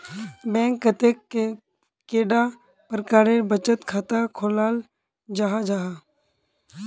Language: Magahi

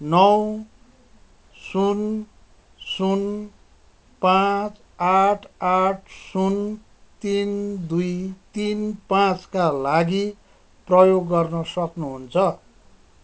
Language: Nepali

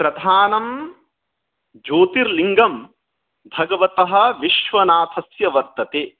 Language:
Sanskrit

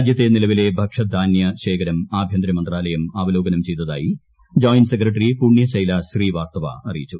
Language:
Malayalam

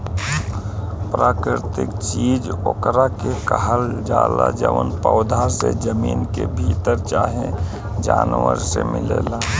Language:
Bhojpuri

